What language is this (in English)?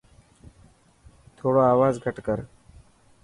Dhatki